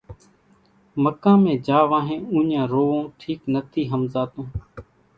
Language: Kachi Koli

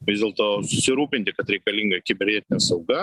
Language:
Lithuanian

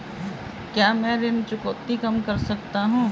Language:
Hindi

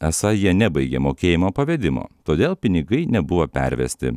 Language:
Lithuanian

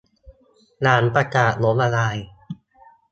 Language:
Thai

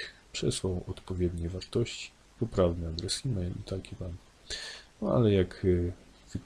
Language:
Polish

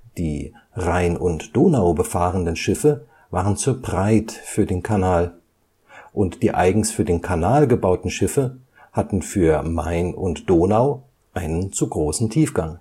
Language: German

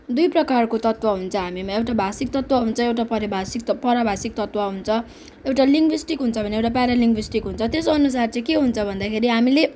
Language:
Nepali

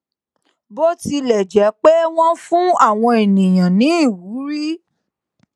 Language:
Yoruba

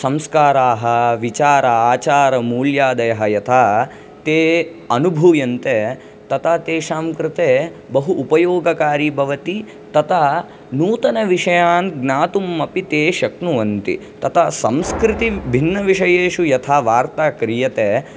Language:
Sanskrit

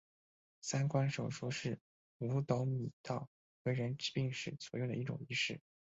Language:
Chinese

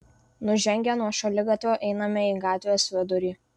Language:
Lithuanian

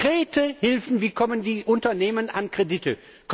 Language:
German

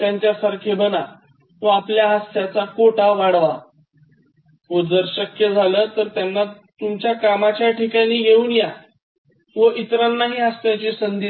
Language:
Marathi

